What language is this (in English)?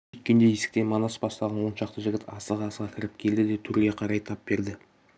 Kazakh